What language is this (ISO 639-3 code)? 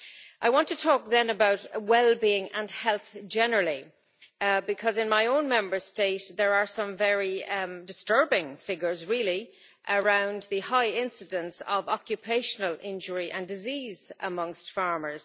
eng